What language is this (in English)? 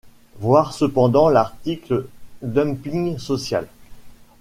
French